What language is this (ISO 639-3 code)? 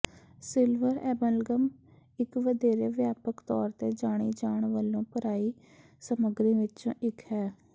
pan